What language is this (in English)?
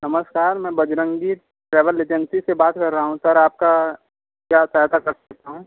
Hindi